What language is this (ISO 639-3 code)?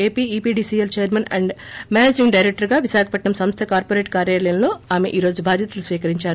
tel